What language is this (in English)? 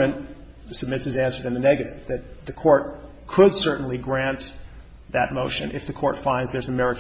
English